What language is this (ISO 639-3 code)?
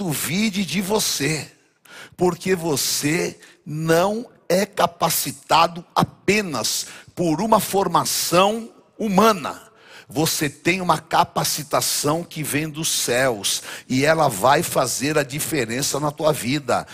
por